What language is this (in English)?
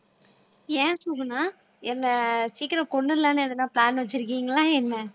Tamil